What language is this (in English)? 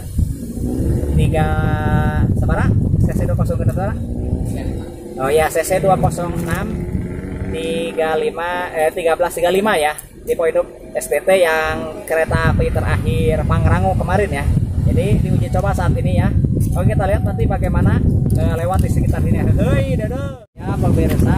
Indonesian